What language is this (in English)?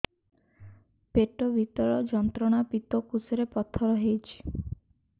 Odia